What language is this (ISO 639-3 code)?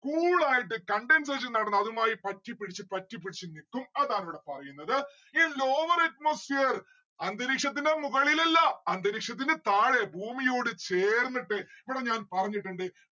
mal